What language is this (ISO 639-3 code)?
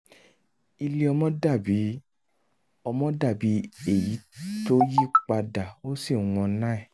yor